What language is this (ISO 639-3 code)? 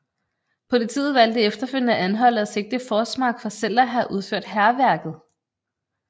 dan